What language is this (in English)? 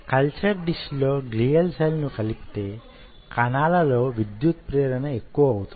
Telugu